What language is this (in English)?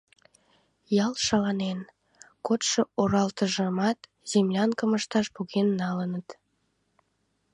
Mari